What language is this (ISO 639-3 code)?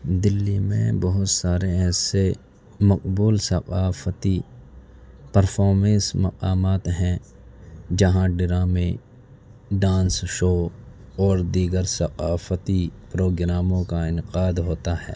urd